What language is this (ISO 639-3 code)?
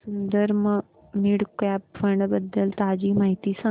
mar